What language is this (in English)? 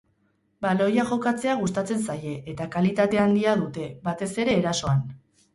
Basque